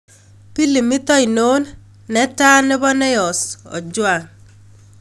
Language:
Kalenjin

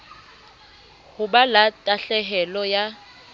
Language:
Southern Sotho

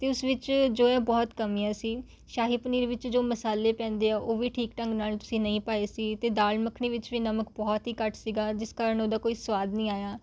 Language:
Punjabi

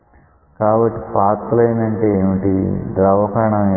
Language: Telugu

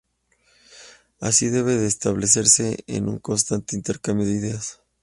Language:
Spanish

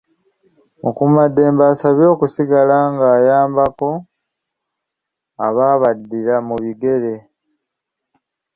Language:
Ganda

